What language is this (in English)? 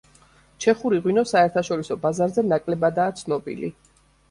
Georgian